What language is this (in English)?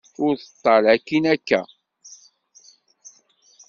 Kabyle